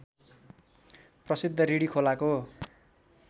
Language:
Nepali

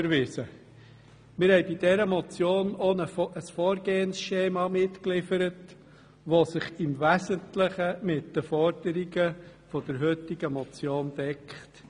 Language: Swiss German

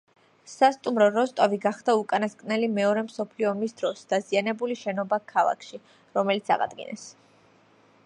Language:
Georgian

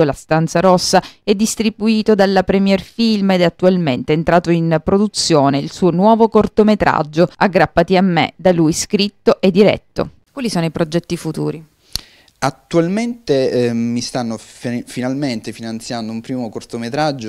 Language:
Italian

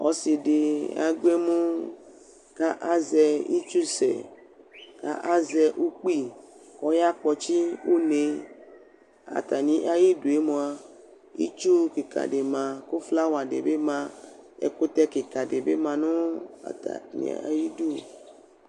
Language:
Ikposo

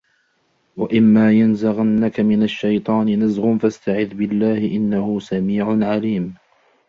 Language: Arabic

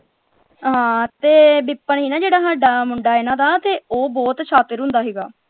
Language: Punjabi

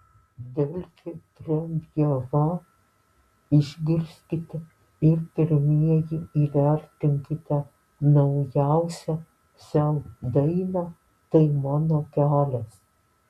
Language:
Lithuanian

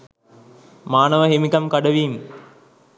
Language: Sinhala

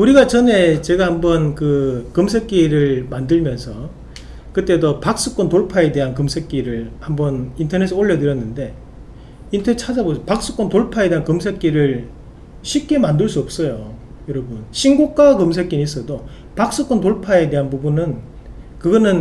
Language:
Korean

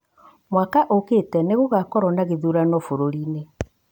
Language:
Kikuyu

